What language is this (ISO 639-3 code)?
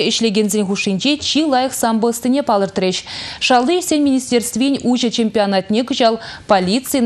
rus